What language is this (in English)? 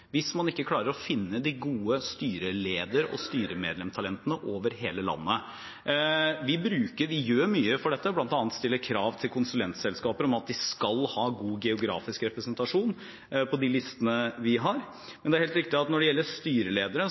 Norwegian Bokmål